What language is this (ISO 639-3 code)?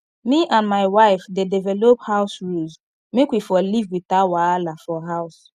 pcm